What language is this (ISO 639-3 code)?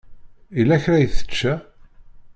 kab